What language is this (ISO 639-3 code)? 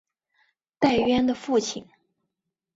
zho